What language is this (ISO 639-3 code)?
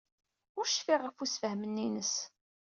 kab